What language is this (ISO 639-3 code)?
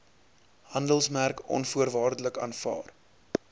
afr